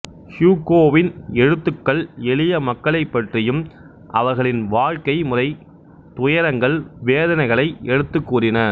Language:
Tamil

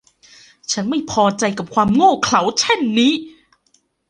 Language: Thai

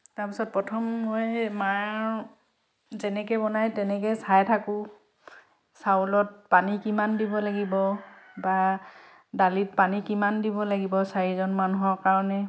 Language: Assamese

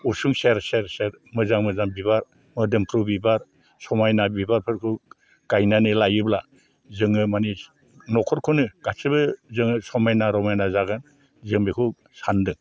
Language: Bodo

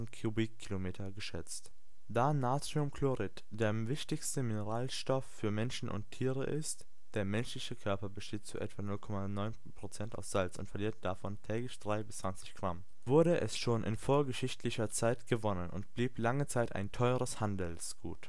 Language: German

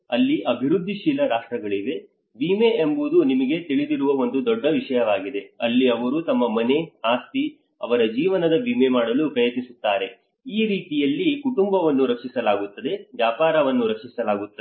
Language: Kannada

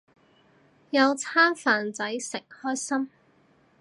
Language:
Cantonese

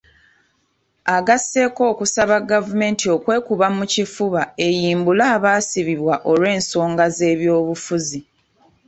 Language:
Ganda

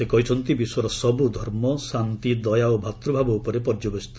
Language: Odia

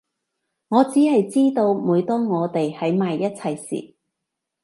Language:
Cantonese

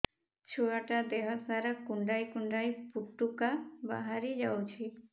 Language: Odia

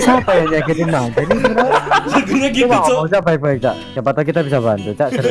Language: Indonesian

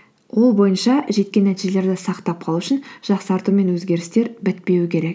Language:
Kazakh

